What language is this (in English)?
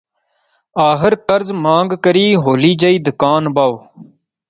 Pahari-Potwari